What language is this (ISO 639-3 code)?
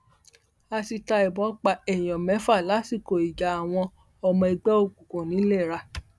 yor